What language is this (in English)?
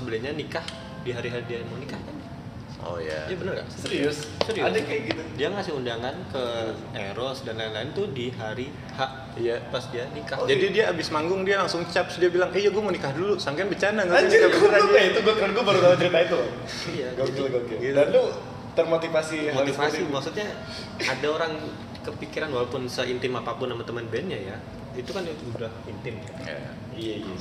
Indonesian